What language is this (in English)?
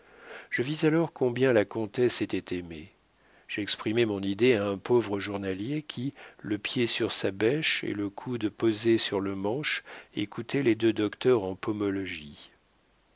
French